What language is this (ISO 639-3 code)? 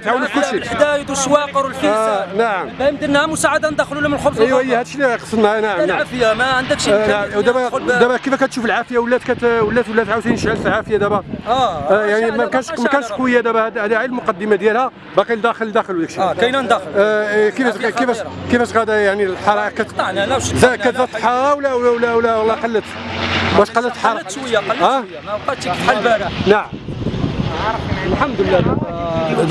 ara